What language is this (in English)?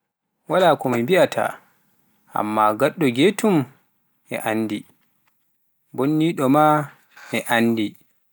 Pular